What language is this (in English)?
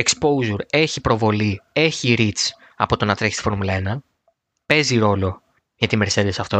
Greek